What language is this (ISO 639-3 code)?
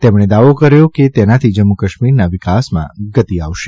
guj